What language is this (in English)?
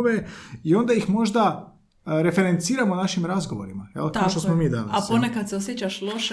Croatian